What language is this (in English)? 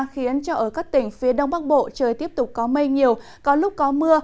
Vietnamese